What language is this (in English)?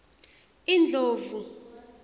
Swati